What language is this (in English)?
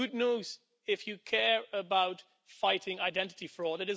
English